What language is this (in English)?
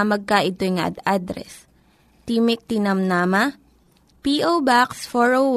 Filipino